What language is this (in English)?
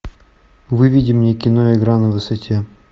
Russian